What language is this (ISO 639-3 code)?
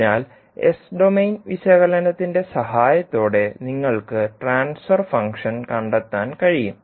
mal